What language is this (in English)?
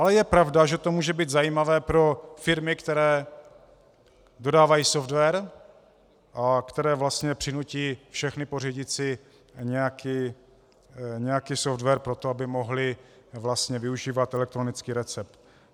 Czech